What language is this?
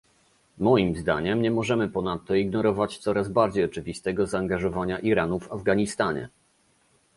Polish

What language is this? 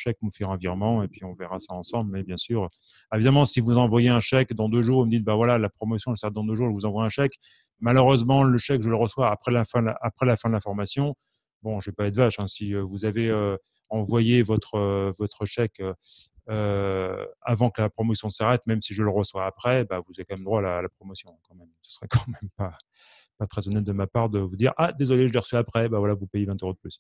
French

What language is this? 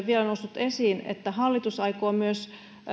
Finnish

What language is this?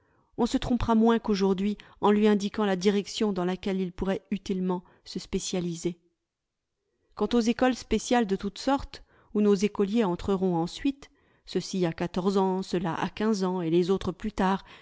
French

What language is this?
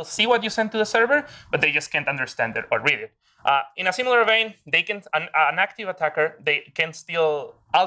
English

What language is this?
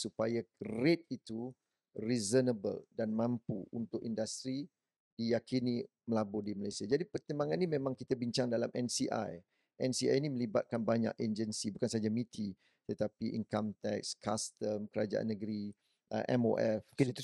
Malay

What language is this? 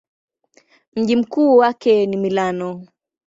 Swahili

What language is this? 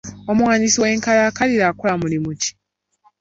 Ganda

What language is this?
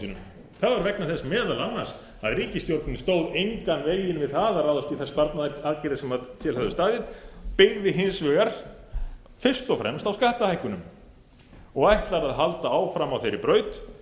Icelandic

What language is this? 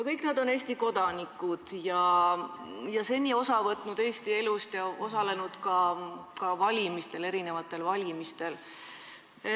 Estonian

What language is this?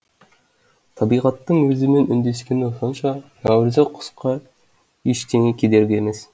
Kazakh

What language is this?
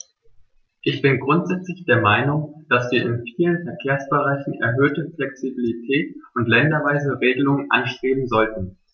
German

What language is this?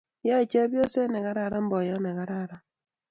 Kalenjin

